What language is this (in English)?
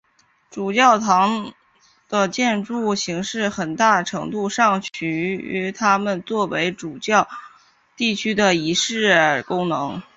Chinese